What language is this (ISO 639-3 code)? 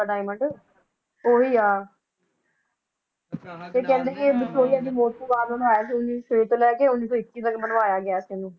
pan